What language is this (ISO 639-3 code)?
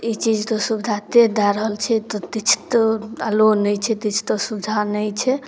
mai